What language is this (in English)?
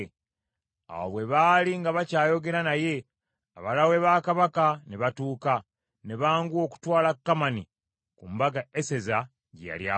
Ganda